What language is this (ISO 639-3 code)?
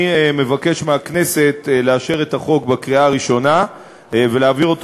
heb